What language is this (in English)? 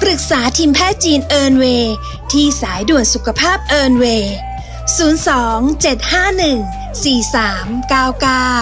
Thai